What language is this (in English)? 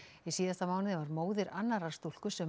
Icelandic